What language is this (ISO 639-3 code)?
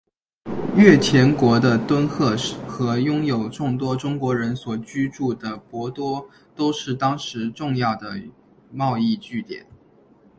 zho